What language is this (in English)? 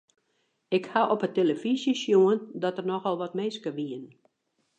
Western Frisian